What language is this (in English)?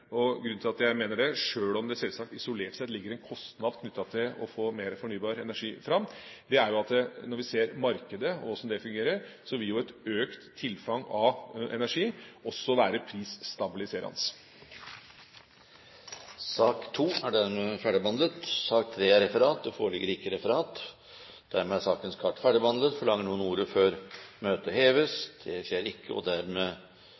Norwegian Bokmål